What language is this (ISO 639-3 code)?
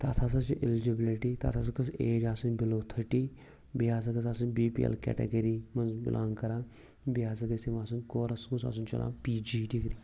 kas